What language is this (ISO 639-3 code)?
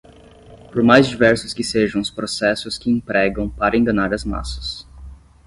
por